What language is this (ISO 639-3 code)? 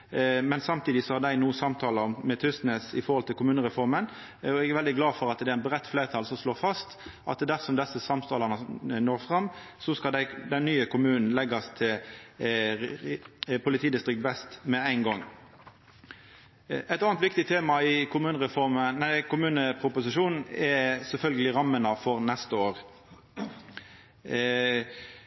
nno